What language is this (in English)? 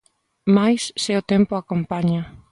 Galician